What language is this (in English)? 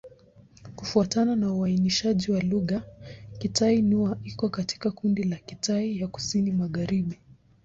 Swahili